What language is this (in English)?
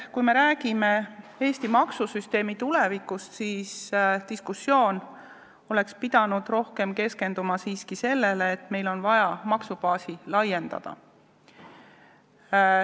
Estonian